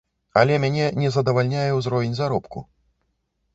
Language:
Belarusian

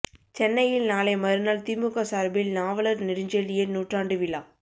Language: Tamil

